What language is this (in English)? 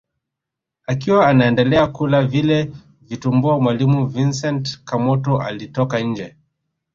Swahili